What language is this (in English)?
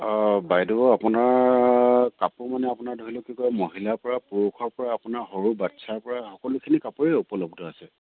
Assamese